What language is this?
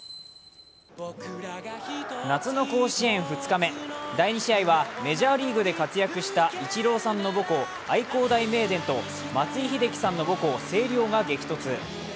Japanese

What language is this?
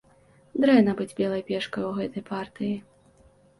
Belarusian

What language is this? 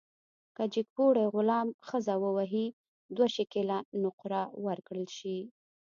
Pashto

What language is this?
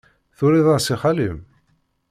Kabyle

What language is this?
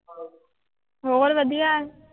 Punjabi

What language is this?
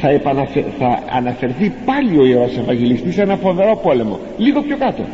Greek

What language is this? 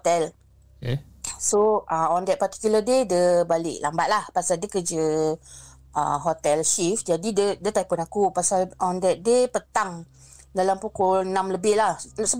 Malay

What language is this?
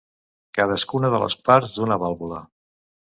Catalan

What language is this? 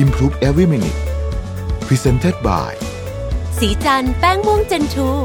Thai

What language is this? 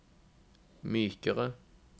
Norwegian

